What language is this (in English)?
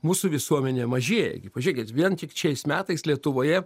Lithuanian